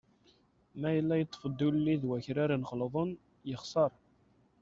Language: Kabyle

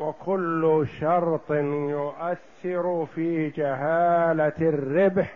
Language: Arabic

